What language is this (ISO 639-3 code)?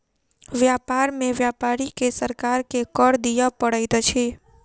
mai